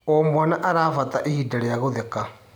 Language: Kikuyu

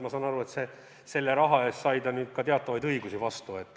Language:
Estonian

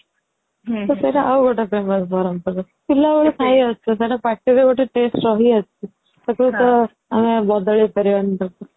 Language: Odia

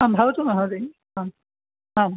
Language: Sanskrit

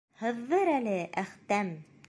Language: Bashkir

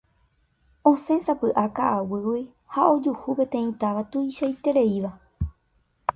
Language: Guarani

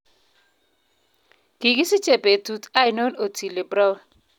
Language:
Kalenjin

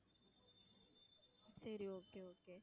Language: Tamil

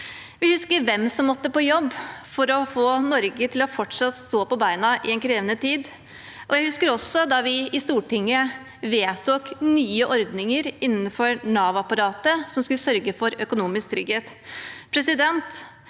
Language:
Norwegian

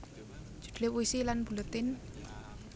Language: Javanese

